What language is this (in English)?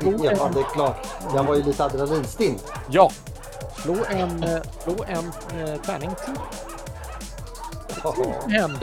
Swedish